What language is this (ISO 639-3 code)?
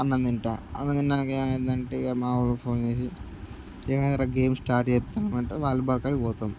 tel